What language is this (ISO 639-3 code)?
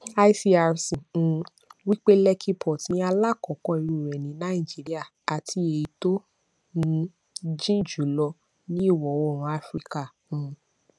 yor